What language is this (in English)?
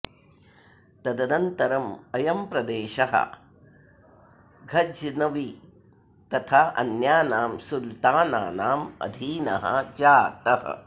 Sanskrit